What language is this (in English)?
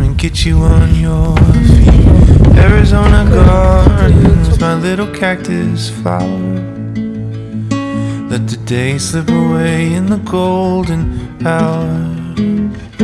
Korean